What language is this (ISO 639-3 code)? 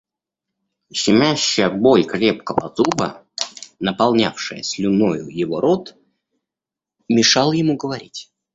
rus